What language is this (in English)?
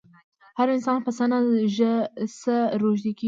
Pashto